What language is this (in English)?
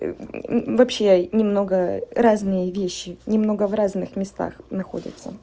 Russian